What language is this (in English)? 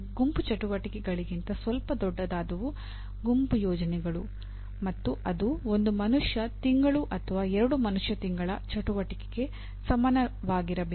Kannada